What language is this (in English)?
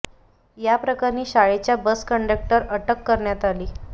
Marathi